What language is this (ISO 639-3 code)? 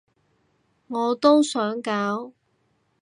yue